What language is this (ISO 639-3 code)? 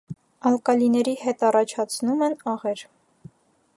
hye